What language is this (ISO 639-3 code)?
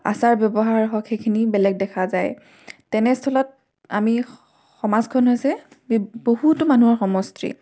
asm